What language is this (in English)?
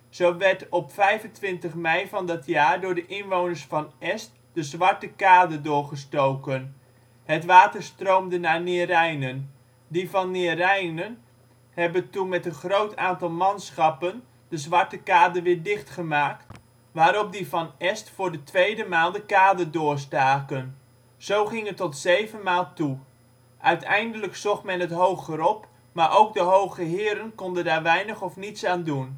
Dutch